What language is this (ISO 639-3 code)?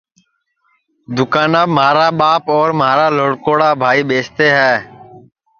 ssi